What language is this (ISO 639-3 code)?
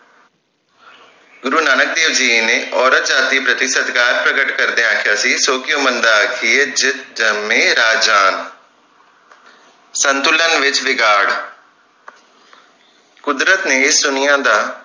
pan